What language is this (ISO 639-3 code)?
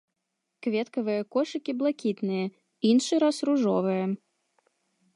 bel